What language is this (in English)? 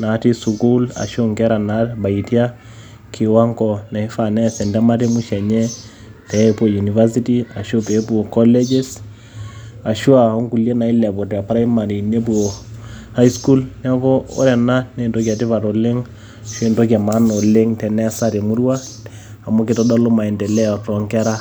Masai